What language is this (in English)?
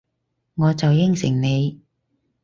Cantonese